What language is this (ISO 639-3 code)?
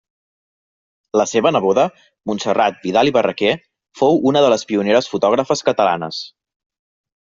cat